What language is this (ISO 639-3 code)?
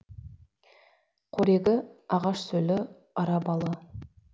kaz